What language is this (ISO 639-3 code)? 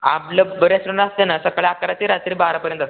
mar